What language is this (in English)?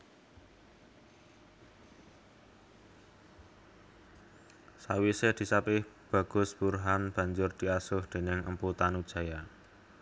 Javanese